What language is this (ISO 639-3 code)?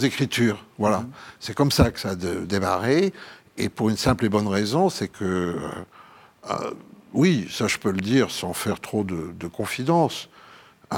fra